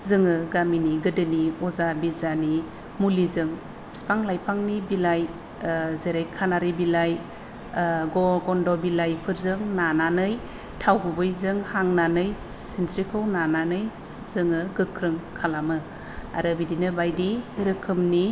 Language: Bodo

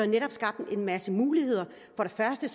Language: Danish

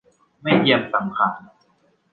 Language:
Thai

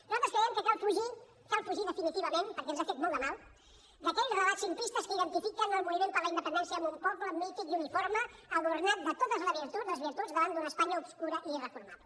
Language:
Catalan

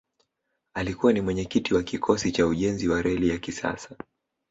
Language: Swahili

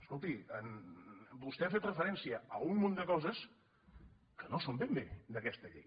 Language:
Catalan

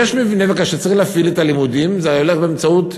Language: Hebrew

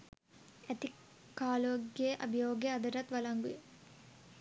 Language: Sinhala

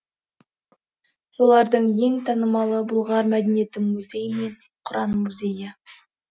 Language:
Kazakh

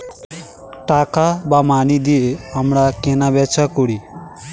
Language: Bangla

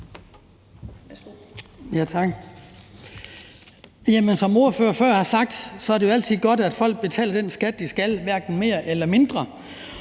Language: Danish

